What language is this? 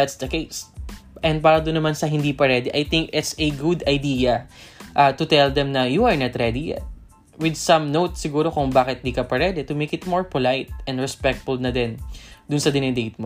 Filipino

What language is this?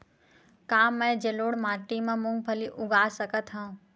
Chhattisgarhi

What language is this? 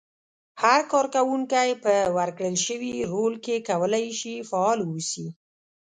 Pashto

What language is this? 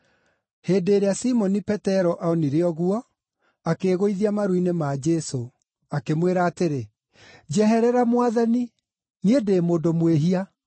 Kikuyu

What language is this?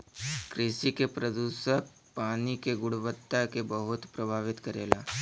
Bhojpuri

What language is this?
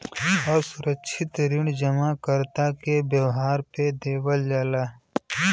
Bhojpuri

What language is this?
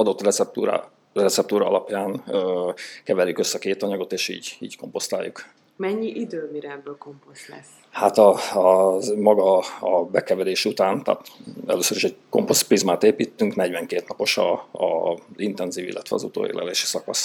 Hungarian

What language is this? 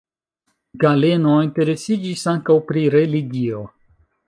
Esperanto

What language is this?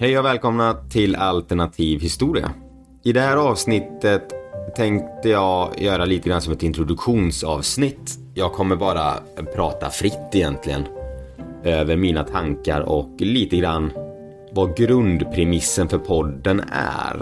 Swedish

